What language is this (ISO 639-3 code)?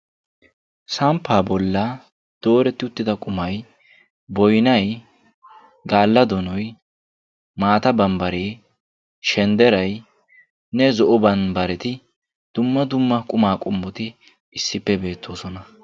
wal